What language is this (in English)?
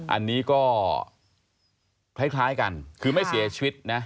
Thai